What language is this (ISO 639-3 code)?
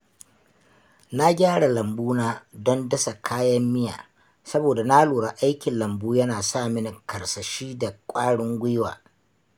hau